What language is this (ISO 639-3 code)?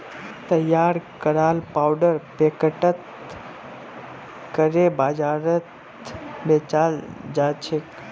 mag